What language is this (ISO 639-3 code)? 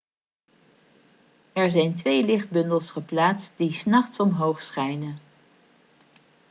nld